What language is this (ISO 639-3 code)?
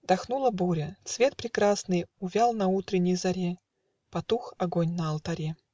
rus